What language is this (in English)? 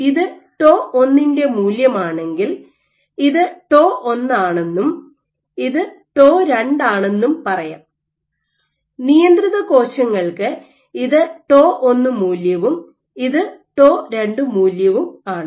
Malayalam